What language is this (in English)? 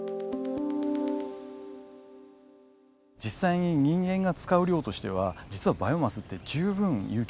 Japanese